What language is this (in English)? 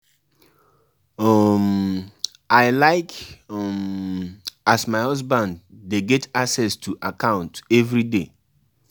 Nigerian Pidgin